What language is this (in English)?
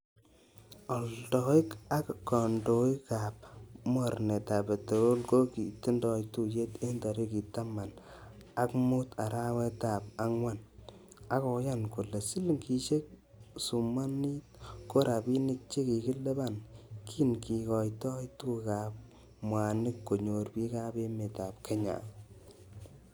Kalenjin